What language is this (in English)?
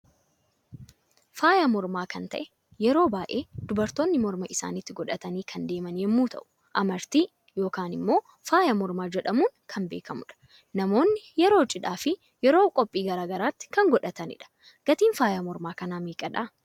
Oromo